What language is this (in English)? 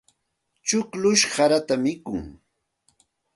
Santa Ana de Tusi Pasco Quechua